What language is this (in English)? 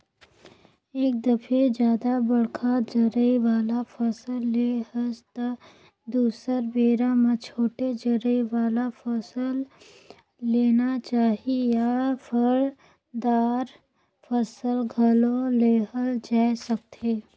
Chhattisgarhi